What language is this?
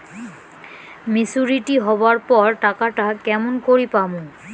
Bangla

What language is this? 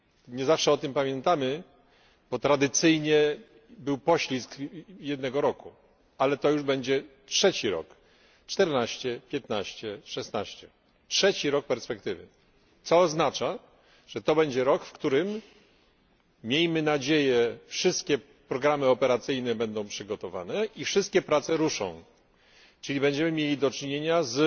Polish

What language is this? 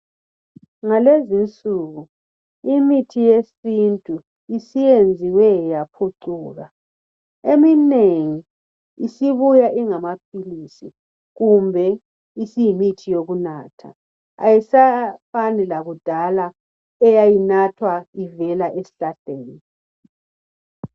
North Ndebele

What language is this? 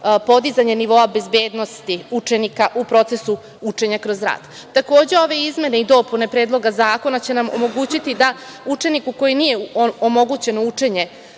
Serbian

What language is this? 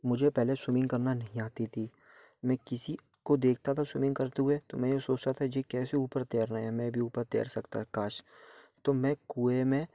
Hindi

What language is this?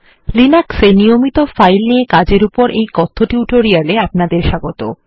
Bangla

